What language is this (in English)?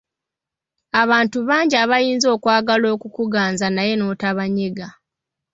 Ganda